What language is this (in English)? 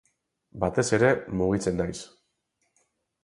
Basque